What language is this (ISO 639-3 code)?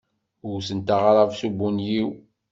kab